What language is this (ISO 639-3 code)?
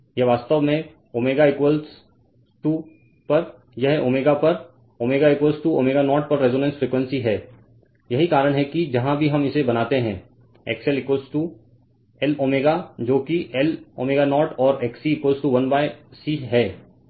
hin